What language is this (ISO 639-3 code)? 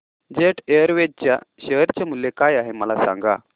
mar